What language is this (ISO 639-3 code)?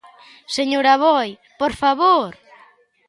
glg